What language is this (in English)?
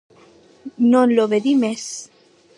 Occitan